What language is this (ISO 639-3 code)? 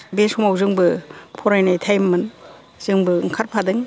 brx